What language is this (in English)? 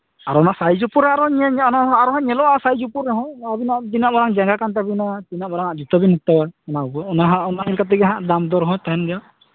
Santali